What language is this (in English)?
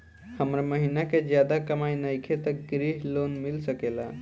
Bhojpuri